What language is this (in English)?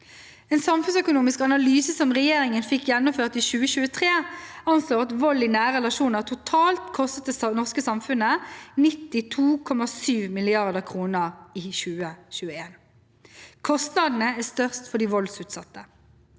Norwegian